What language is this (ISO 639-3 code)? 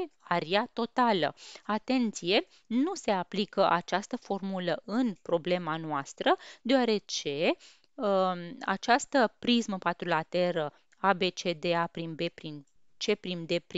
ron